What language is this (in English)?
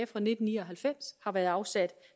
Danish